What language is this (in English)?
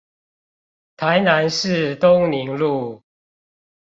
Chinese